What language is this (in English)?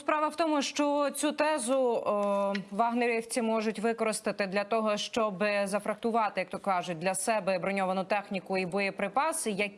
Ukrainian